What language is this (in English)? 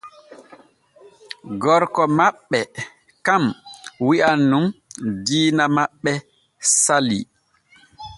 Borgu Fulfulde